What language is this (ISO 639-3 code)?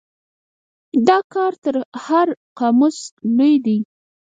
pus